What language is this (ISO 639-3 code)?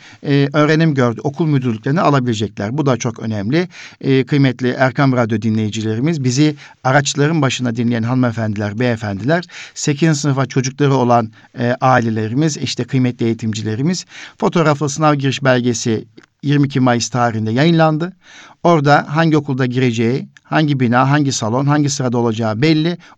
tur